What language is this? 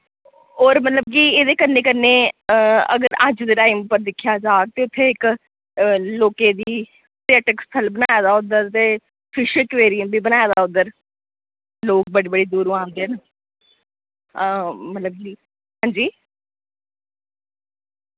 Dogri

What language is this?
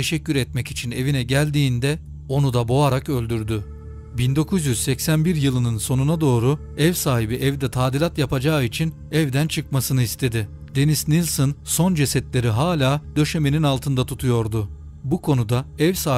Turkish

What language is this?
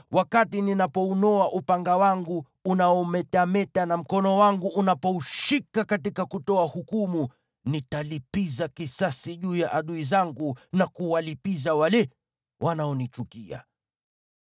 Swahili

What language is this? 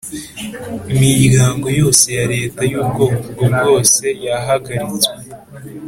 Kinyarwanda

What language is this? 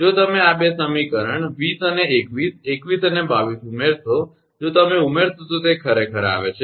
Gujarati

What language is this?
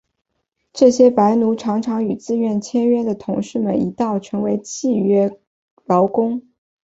Chinese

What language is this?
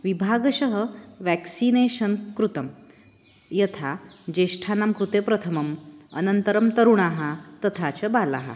Sanskrit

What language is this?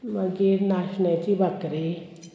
Konkani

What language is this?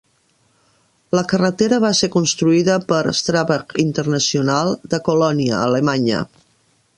Catalan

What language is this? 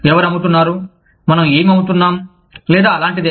Telugu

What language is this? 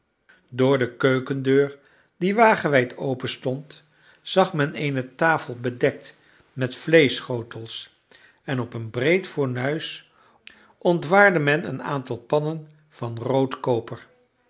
Dutch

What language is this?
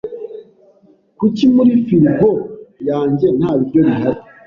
Kinyarwanda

